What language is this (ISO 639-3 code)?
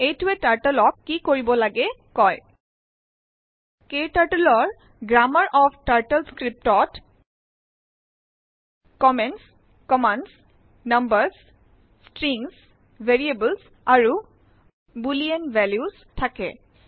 asm